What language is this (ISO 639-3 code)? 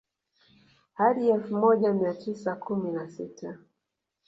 swa